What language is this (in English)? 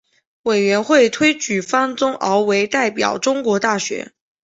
Chinese